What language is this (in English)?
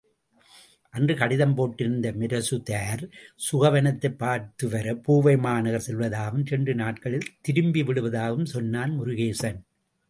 Tamil